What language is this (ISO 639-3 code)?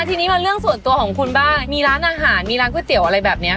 tha